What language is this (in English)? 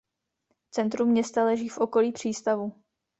Czech